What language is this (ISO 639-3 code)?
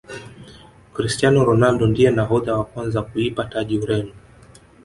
swa